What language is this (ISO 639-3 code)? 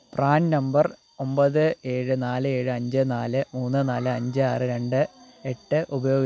mal